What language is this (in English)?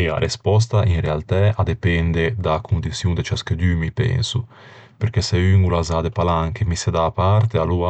Ligurian